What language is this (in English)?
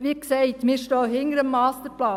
Swiss German